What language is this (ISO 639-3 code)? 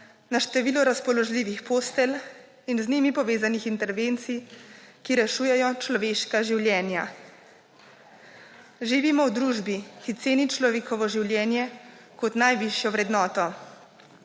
slv